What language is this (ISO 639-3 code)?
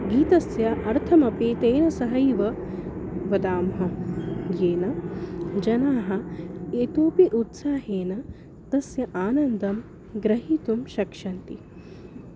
san